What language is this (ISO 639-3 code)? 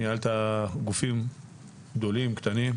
heb